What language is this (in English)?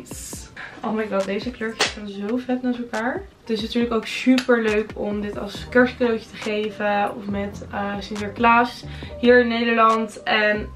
Dutch